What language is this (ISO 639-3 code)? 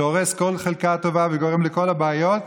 heb